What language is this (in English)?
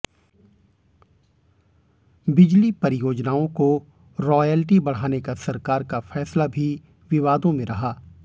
Hindi